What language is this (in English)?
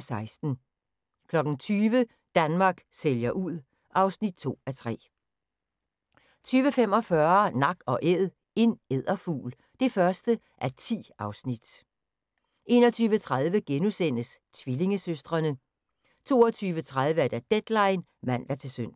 Danish